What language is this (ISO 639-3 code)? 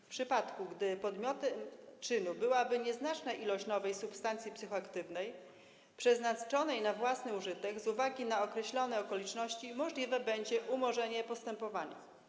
pol